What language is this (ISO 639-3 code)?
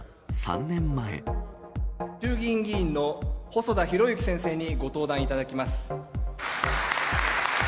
jpn